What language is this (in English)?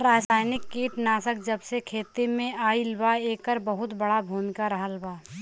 Bhojpuri